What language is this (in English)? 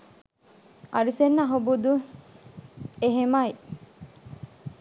Sinhala